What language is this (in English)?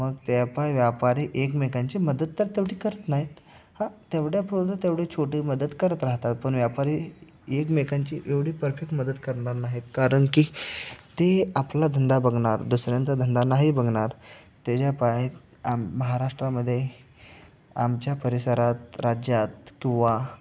Marathi